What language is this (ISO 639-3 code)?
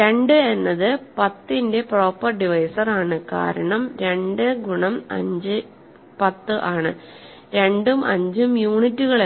mal